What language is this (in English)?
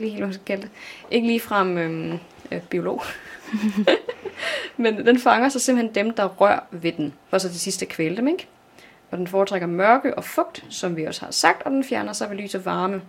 Danish